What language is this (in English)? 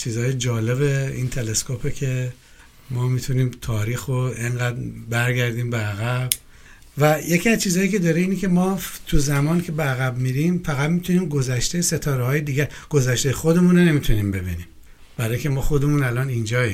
Persian